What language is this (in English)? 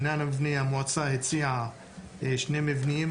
Hebrew